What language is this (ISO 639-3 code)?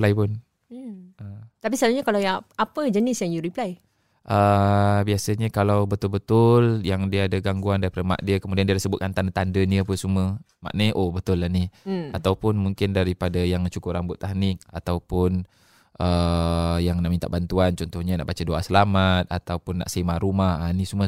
msa